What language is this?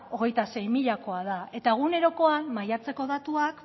Basque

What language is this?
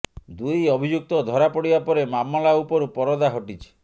Odia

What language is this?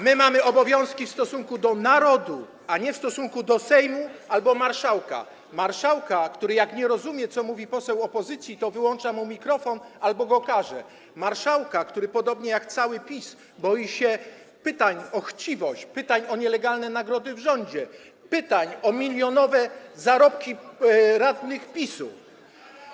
Polish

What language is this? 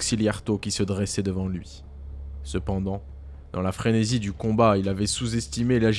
French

